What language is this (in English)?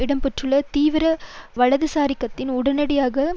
Tamil